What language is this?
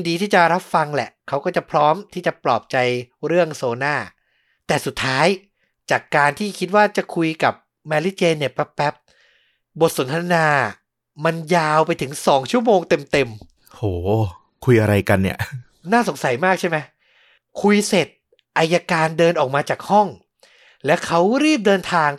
Thai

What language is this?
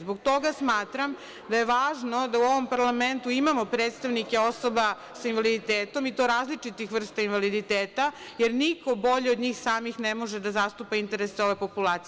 Serbian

